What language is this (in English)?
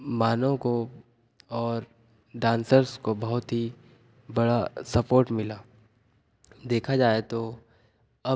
Hindi